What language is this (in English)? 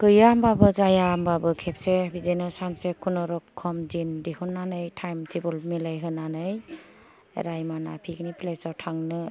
Bodo